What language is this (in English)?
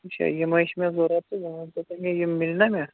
Kashmiri